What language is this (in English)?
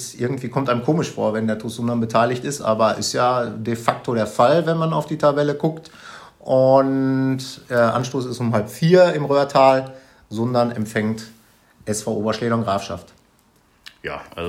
German